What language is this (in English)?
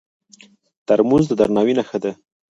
Pashto